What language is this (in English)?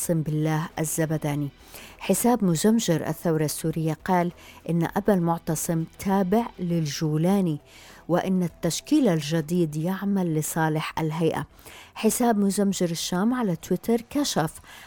Arabic